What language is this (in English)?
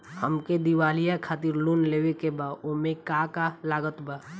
Bhojpuri